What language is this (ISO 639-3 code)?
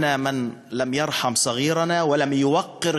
heb